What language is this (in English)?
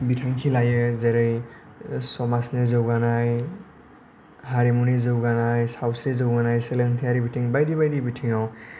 Bodo